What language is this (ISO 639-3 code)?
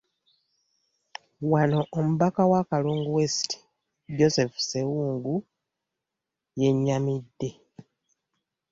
lug